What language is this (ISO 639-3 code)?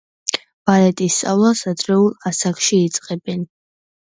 kat